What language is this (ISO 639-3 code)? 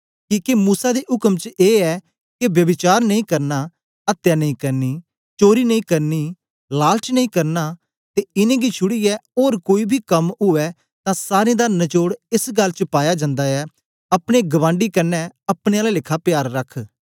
doi